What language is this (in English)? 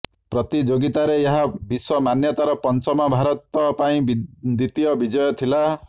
Odia